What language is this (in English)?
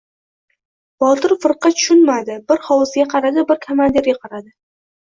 Uzbek